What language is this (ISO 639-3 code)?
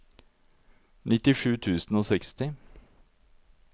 nor